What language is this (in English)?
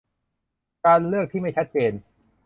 Thai